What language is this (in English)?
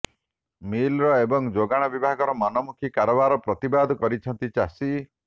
Odia